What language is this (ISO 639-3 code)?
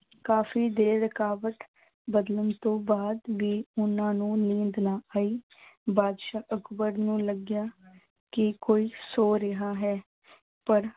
pan